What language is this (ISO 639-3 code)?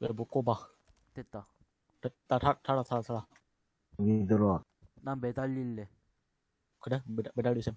kor